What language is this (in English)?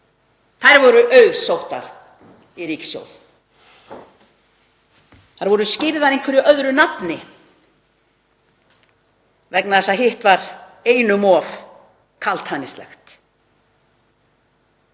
Icelandic